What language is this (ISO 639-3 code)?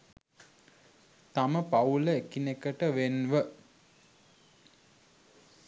sin